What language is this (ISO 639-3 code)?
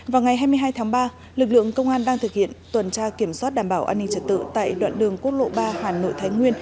vie